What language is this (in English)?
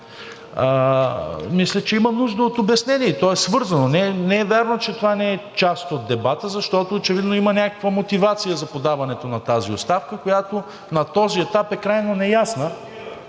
Bulgarian